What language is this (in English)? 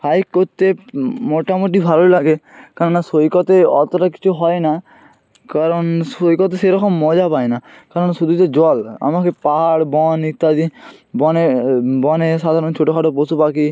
Bangla